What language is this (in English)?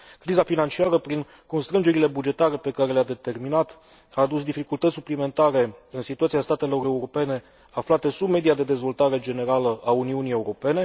Romanian